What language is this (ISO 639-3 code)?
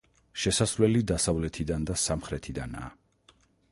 kat